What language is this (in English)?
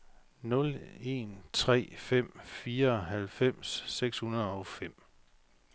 Danish